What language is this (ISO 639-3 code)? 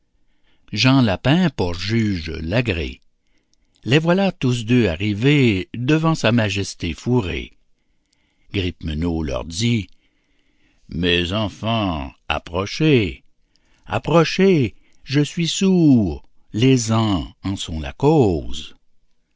fra